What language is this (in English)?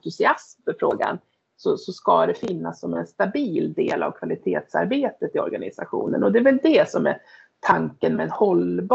Swedish